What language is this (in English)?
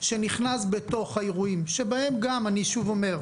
Hebrew